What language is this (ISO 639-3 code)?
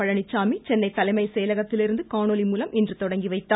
tam